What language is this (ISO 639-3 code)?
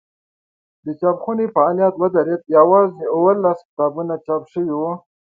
pus